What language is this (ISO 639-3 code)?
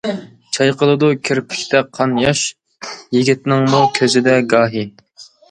uig